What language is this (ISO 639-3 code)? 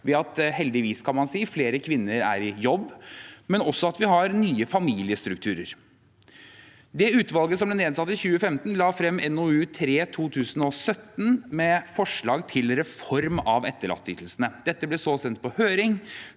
nor